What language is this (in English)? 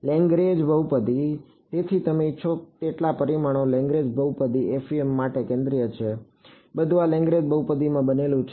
Gujarati